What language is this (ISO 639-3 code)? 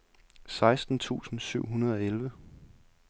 dan